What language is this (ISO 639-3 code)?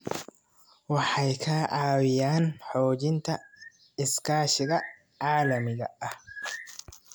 som